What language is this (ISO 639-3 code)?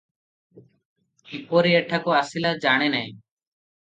ori